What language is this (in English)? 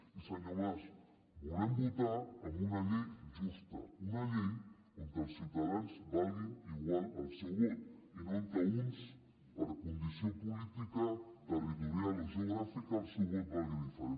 Catalan